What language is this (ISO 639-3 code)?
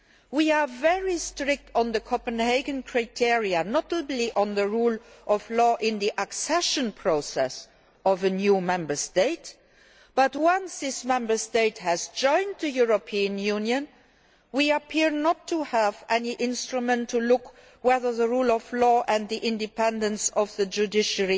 eng